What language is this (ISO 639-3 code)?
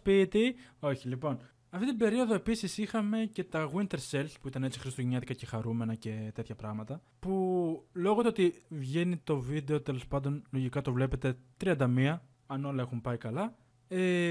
ell